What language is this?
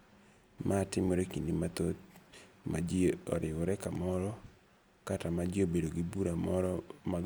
Luo (Kenya and Tanzania)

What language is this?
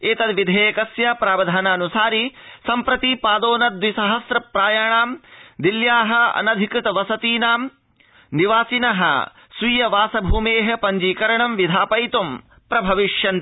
Sanskrit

